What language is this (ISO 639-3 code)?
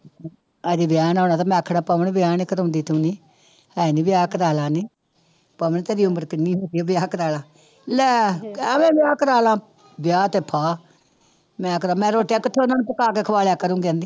pan